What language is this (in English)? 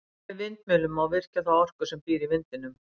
Icelandic